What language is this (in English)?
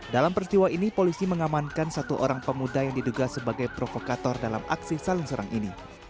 Indonesian